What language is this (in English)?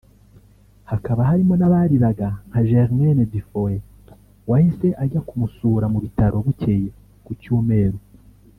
Kinyarwanda